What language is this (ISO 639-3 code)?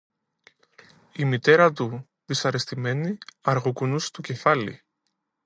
ell